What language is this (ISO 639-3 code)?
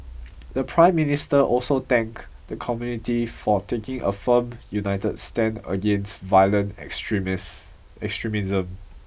eng